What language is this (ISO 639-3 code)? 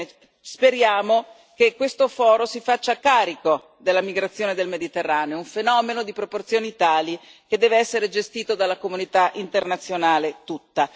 ita